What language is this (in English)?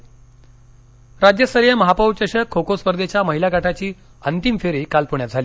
Marathi